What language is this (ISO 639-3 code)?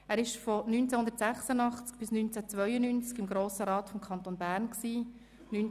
gsw